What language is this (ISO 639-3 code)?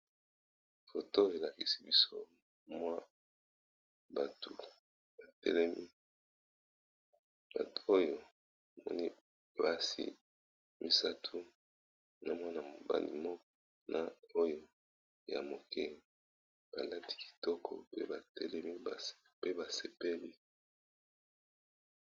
lin